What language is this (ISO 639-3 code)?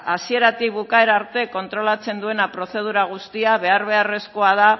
eus